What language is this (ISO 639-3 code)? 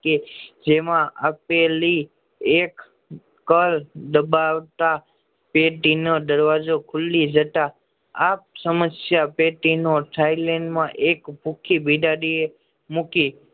guj